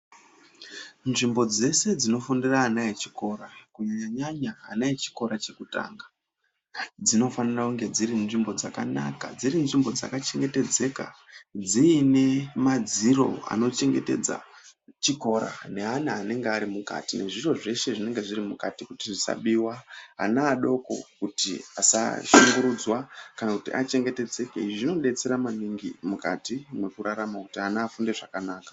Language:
Ndau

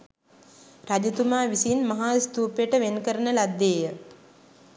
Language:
Sinhala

